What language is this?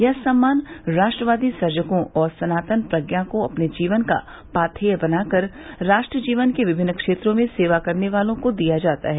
Hindi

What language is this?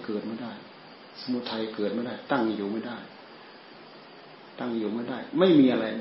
Thai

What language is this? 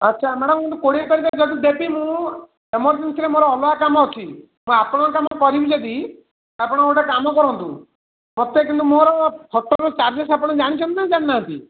Odia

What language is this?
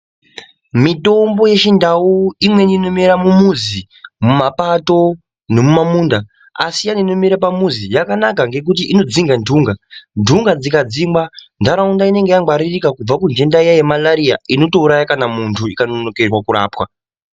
Ndau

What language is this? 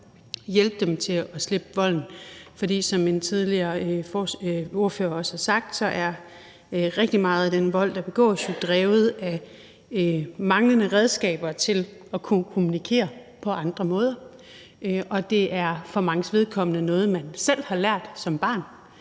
Danish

